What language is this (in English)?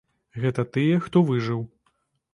Belarusian